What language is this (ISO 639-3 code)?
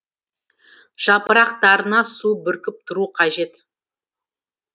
kaz